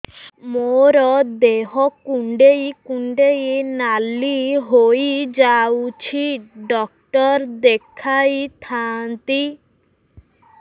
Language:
Odia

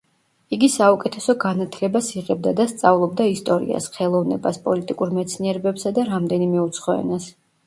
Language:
Georgian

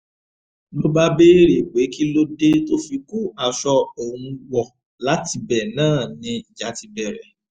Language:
Yoruba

